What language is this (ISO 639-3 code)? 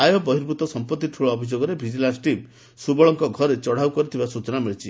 ori